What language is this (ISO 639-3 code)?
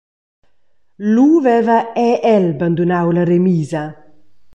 roh